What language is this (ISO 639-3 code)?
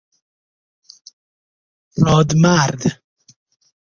fas